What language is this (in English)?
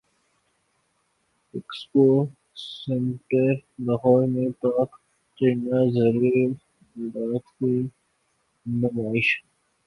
Urdu